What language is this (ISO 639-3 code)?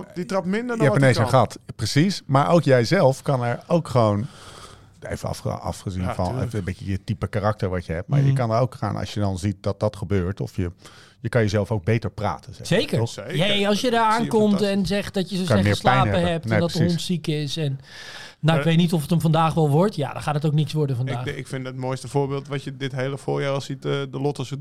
nld